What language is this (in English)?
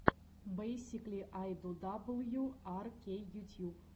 Russian